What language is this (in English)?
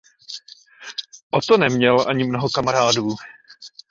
Czech